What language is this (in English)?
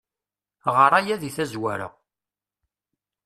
Kabyle